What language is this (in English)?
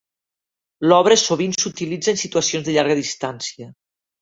Catalan